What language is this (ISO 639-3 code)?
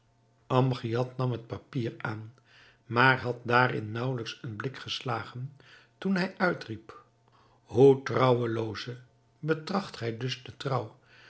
nld